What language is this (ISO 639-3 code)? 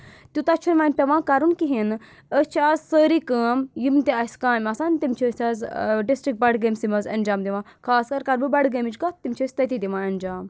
kas